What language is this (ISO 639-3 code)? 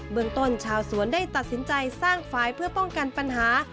tha